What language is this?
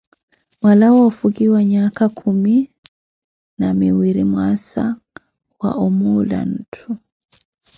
Koti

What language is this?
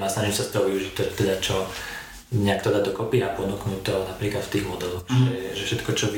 Czech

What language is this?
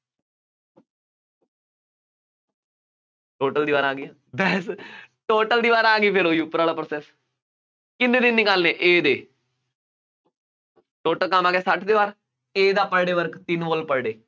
Punjabi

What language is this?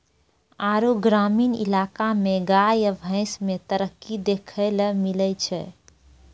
Maithili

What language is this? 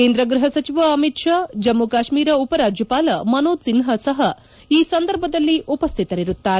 Kannada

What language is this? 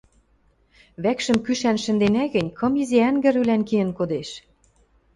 Western Mari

